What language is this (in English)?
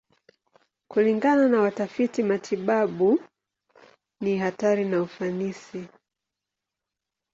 Swahili